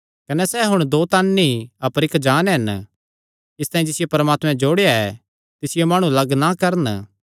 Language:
Kangri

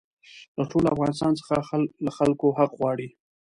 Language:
Pashto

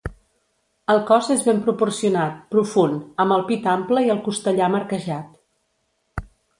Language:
Catalan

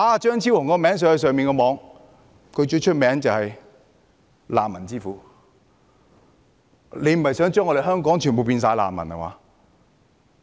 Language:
Cantonese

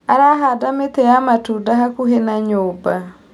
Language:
Kikuyu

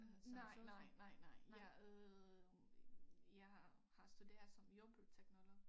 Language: Danish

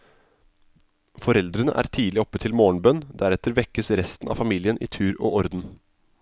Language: Norwegian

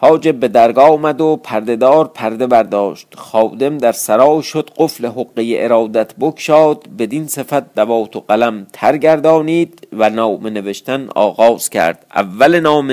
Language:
Persian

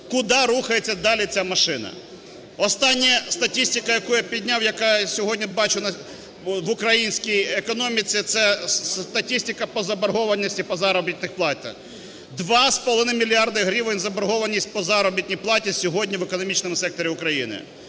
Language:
Ukrainian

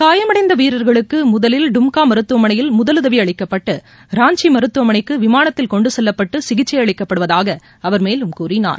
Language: Tamil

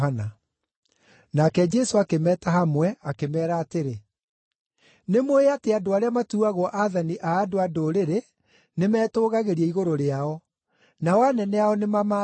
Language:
Kikuyu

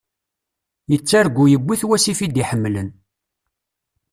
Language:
Kabyle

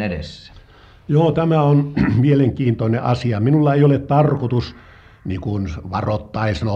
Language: Finnish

